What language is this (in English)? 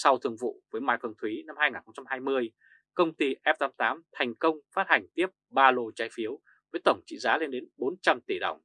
Vietnamese